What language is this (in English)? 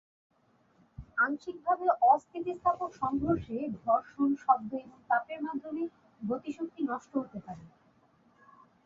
Bangla